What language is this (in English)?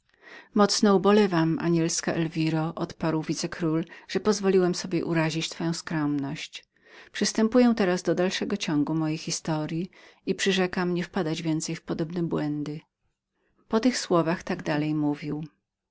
Polish